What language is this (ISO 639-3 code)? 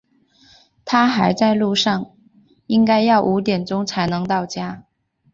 zho